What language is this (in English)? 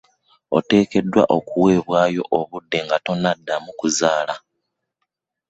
Ganda